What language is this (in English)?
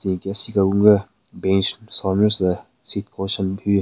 Southern Rengma Naga